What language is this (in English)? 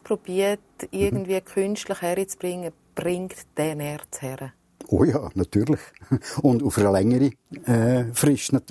German